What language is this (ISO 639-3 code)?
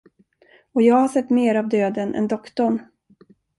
swe